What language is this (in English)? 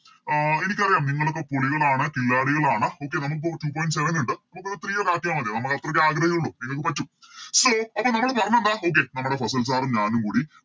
Malayalam